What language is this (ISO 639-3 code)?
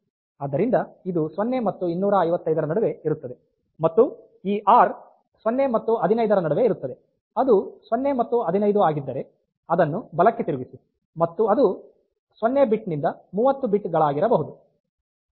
kan